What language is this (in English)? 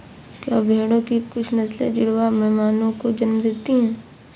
Hindi